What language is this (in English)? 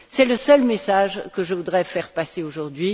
French